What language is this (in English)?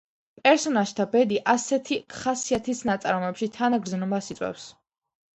Georgian